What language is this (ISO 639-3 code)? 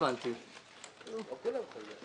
heb